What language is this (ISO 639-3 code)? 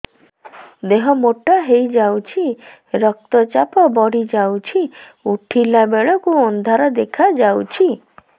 ori